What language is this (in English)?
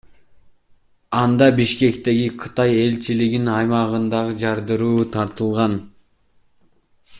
Kyrgyz